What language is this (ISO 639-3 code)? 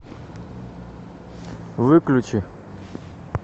rus